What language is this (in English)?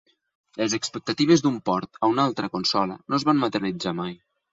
Catalan